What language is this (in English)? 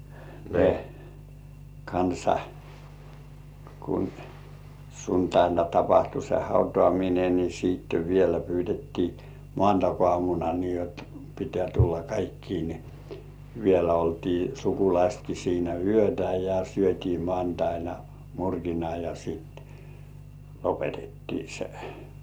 Finnish